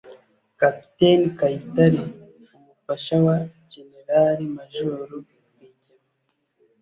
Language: Kinyarwanda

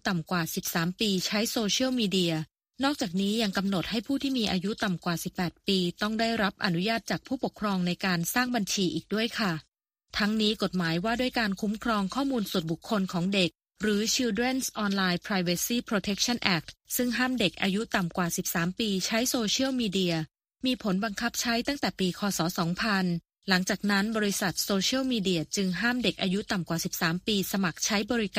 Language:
Thai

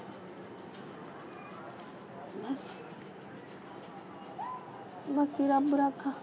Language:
Punjabi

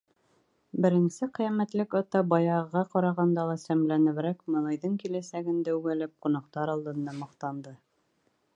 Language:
Bashkir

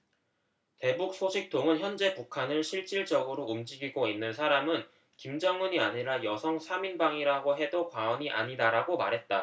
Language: Korean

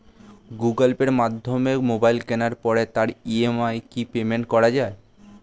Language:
Bangla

